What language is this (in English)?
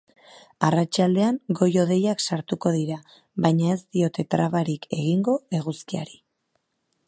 Basque